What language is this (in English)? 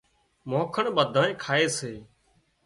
Wadiyara Koli